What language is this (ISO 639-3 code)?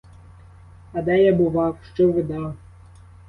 ukr